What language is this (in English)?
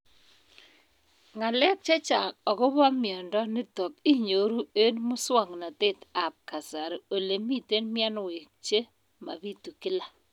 Kalenjin